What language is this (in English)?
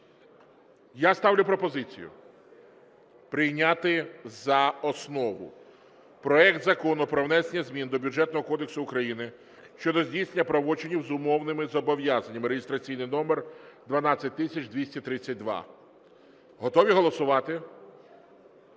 Ukrainian